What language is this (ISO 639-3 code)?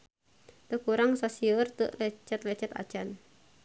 sun